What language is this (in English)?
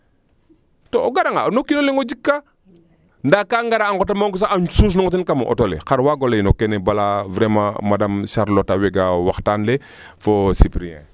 Serer